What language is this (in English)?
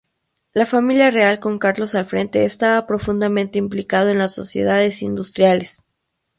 Spanish